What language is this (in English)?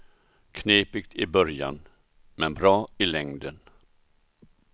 Swedish